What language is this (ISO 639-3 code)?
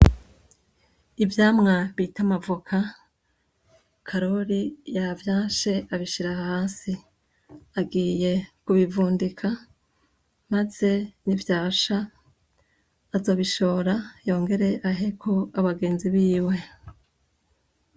run